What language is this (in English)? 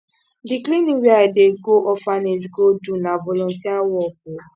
Nigerian Pidgin